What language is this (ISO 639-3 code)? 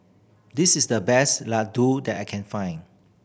eng